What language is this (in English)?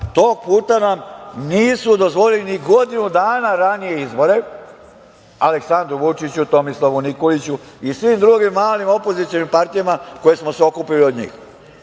Serbian